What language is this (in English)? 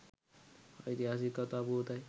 Sinhala